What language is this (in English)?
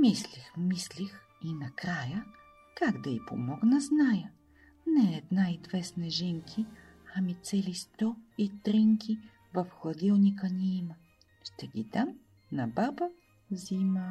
Bulgarian